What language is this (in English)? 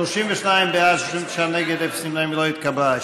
Hebrew